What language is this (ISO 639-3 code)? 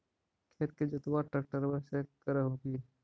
mag